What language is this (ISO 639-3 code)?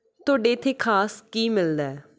pan